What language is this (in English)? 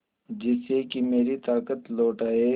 Hindi